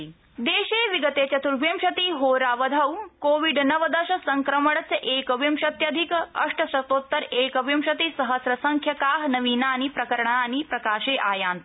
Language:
Sanskrit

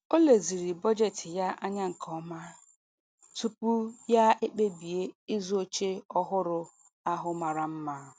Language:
Igbo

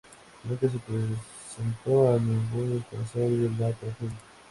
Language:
Spanish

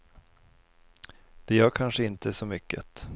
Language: Swedish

